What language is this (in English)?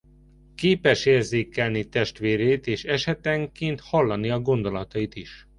Hungarian